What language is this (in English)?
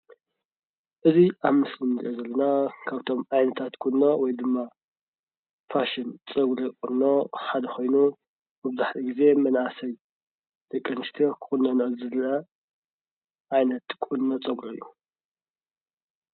Tigrinya